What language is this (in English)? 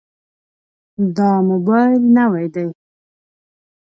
Pashto